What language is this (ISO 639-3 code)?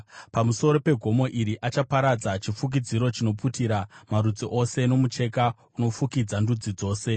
sna